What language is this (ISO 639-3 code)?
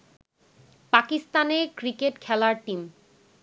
ben